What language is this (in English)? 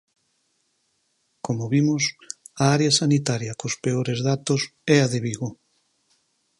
Galician